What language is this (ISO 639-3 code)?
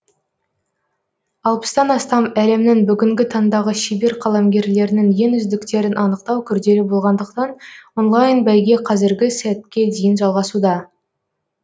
kaz